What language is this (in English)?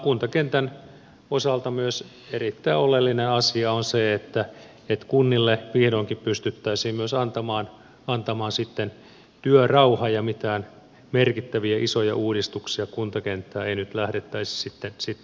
Finnish